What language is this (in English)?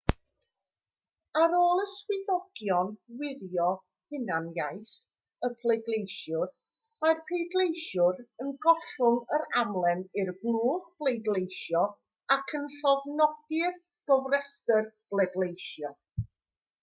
Welsh